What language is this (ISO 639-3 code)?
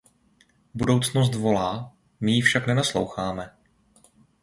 ces